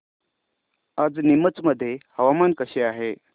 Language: Marathi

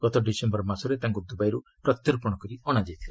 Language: Odia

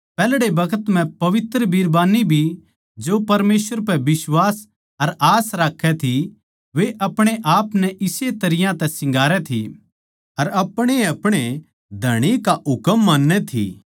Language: Haryanvi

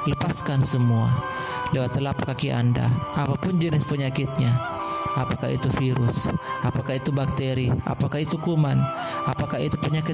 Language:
Indonesian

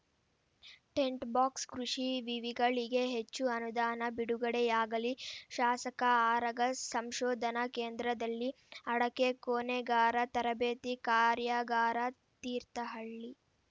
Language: Kannada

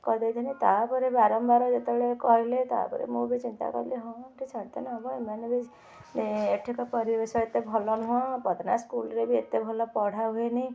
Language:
Odia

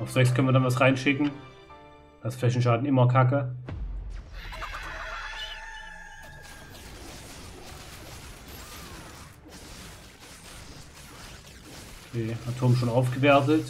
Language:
German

